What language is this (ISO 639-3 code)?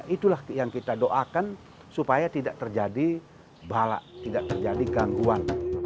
ind